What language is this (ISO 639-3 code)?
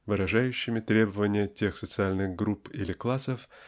rus